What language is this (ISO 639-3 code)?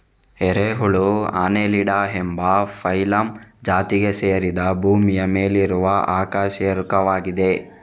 kan